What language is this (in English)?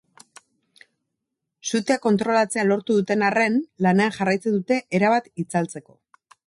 Basque